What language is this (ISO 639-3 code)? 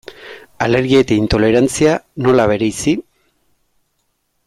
eus